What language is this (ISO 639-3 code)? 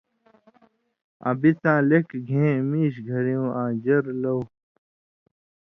mvy